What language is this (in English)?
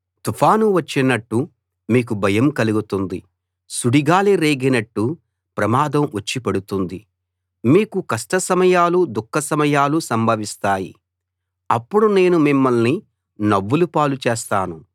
Telugu